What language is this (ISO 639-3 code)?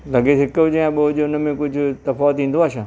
snd